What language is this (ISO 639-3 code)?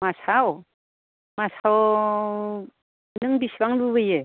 brx